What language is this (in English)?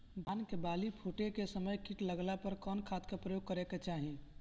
Bhojpuri